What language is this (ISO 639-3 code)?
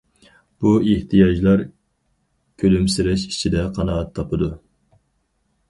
uig